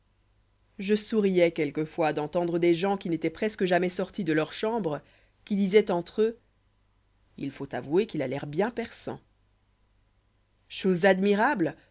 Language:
French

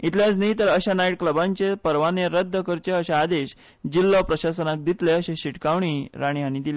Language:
Konkani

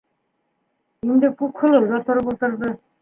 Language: Bashkir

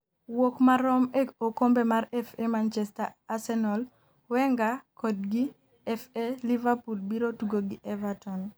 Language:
Luo (Kenya and Tanzania)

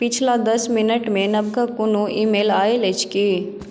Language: Maithili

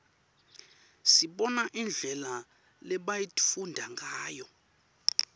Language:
Swati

